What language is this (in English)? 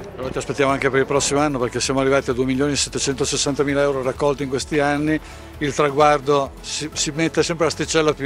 Italian